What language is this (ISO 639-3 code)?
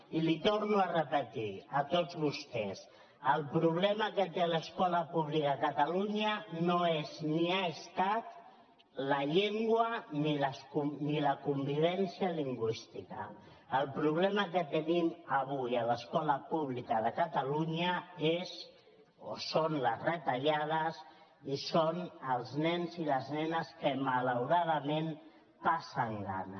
cat